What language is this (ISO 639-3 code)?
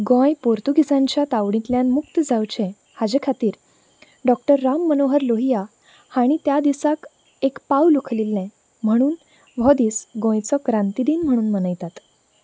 kok